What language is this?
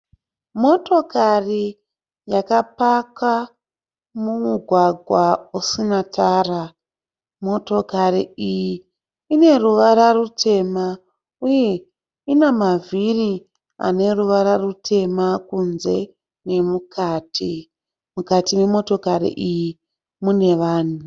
Shona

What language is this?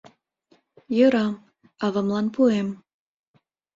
Mari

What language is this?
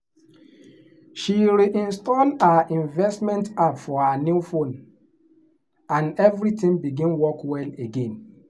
Nigerian Pidgin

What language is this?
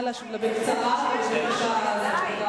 Hebrew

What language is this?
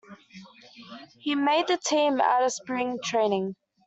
English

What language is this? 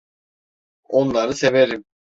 Turkish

